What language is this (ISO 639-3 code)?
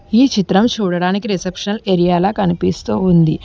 tel